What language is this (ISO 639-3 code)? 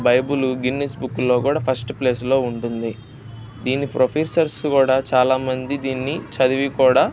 tel